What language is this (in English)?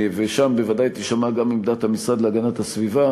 Hebrew